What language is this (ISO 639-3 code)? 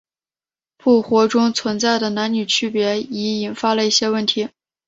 zho